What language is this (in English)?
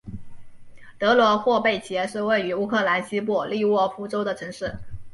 Chinese